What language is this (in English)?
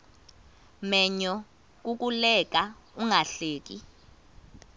Xhosa